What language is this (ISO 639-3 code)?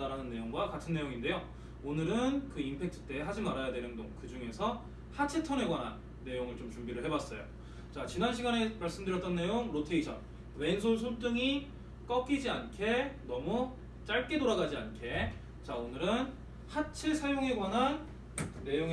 kor